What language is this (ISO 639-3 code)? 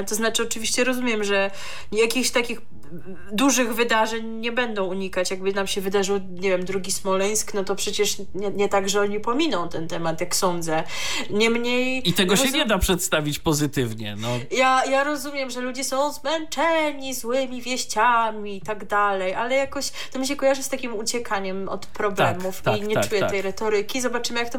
pol